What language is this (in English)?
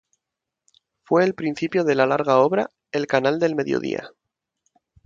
Spanish